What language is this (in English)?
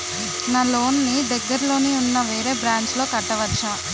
Telugu